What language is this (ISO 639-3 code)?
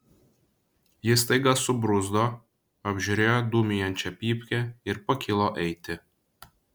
lit